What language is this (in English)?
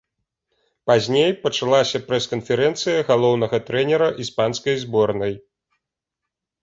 Belarusian